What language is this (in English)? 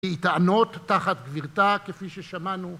Hebrew